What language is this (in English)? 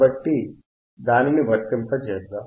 Telugu